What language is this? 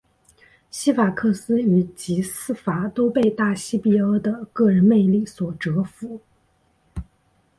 Chinese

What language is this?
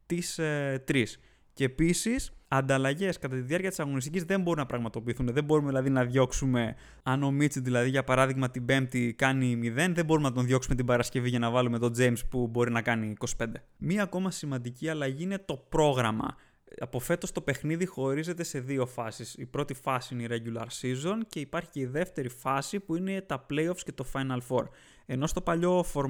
Greek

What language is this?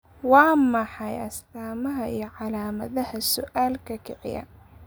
Somali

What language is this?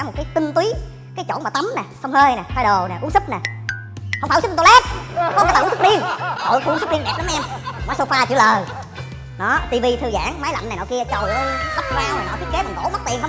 Vietnamese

